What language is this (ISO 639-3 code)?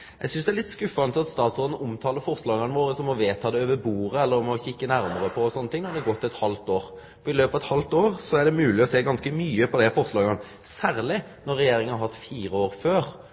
nno